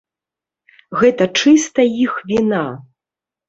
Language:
Belarusian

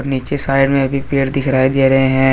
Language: Hindi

